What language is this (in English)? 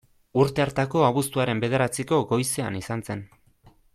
Basque